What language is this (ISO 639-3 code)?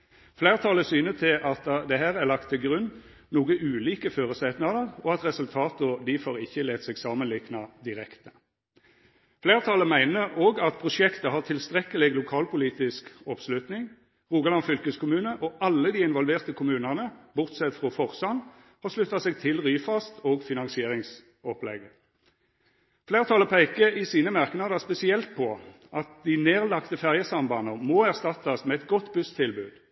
nno